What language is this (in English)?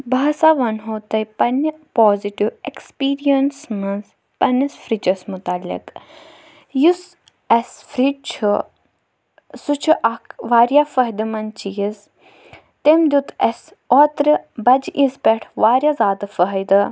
Kashmiri